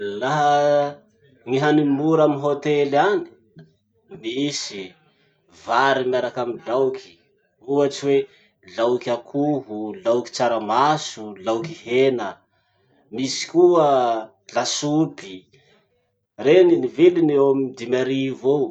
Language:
Masikoro Malagasy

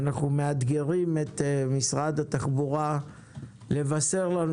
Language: Hebrew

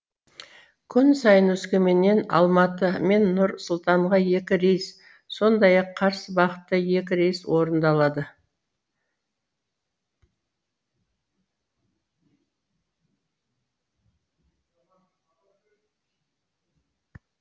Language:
Kazakh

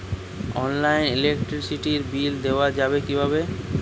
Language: Bangla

